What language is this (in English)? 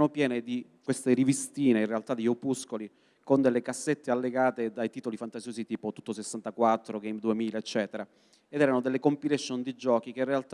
Italian